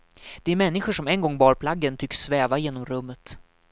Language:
Swedish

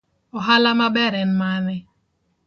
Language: Luo (Kenya and Tanzania)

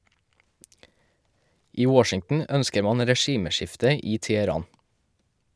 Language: Norwegian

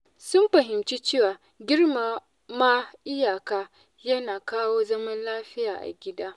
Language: Hausa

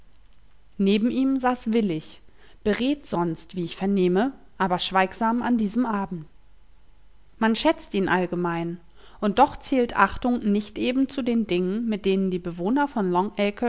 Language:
German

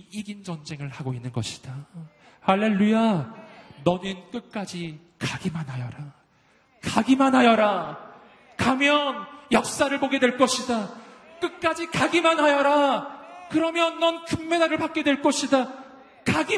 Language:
Korean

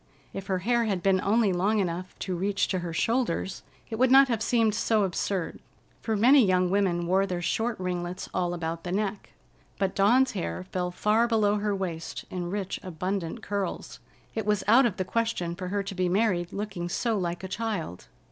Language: English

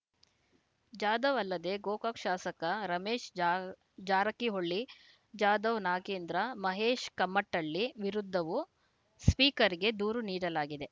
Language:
Kannada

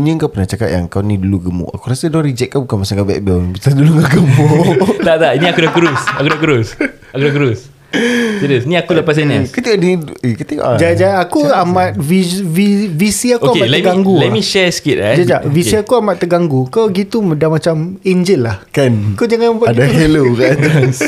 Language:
Malay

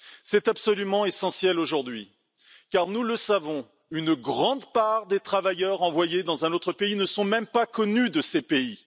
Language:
French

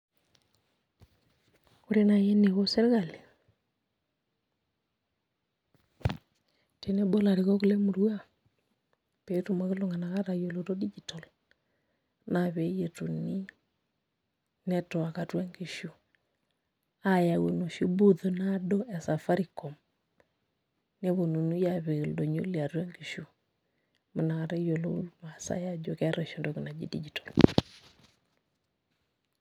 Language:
Masai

